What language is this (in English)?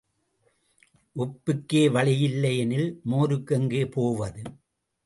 Tamil